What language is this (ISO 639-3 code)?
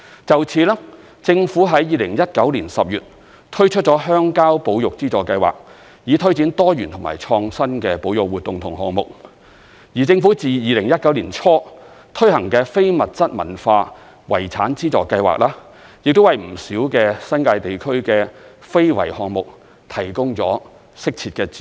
yue